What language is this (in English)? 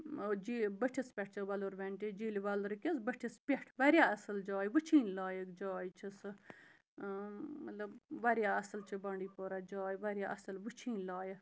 Kashmiri